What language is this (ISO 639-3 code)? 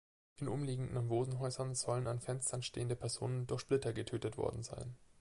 deu